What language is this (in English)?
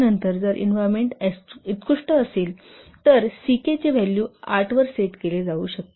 Marathi